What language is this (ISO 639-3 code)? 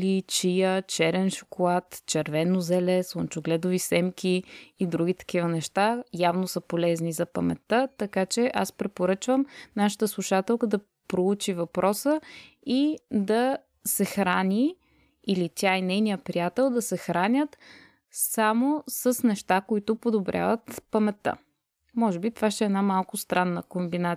bul